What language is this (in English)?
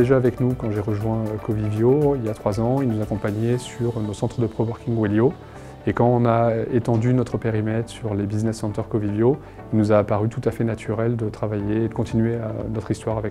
French